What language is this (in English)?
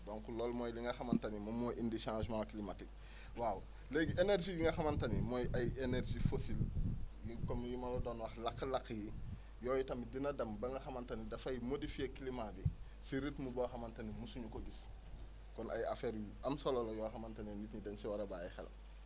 Wolof